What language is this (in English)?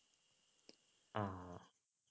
Malayalam